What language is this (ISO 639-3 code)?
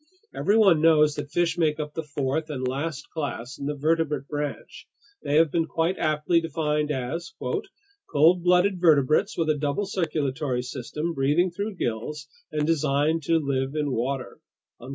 eng